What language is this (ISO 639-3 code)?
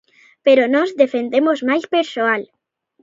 glg